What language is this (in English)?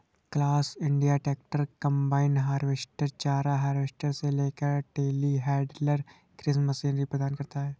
Hindi